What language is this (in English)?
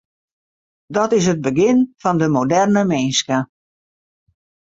Western Frisian